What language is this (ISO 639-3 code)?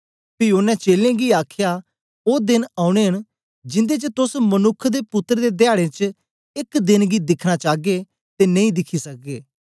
doi